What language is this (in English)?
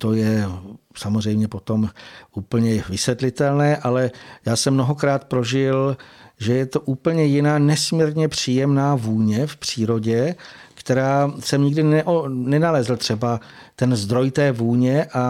Czech